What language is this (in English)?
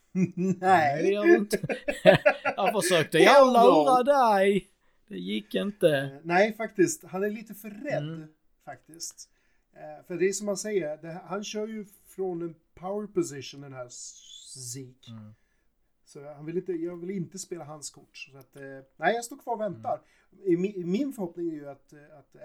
Swedish